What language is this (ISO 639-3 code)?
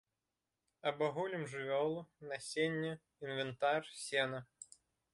bel